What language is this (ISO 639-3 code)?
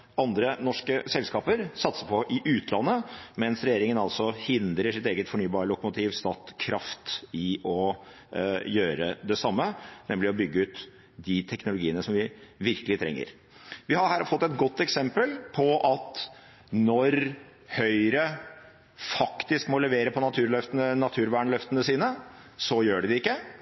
nob